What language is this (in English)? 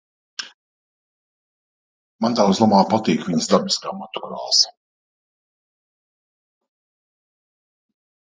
Latvian